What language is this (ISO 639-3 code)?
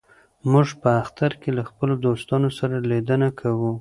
pus